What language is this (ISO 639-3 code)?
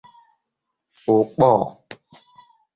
ibo